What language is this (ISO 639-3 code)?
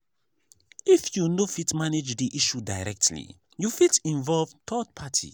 pcm